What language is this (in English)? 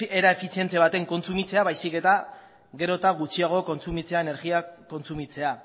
Basque